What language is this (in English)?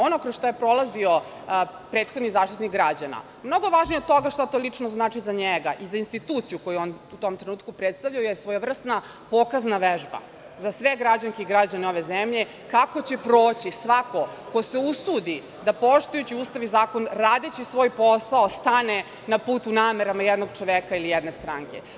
Serbian